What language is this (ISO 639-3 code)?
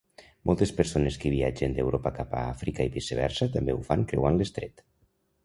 cat